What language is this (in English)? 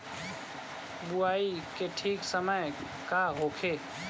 Bhojpuri